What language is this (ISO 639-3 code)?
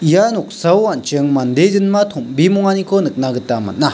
grt